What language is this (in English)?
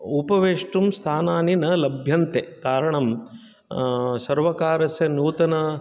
Sanskrit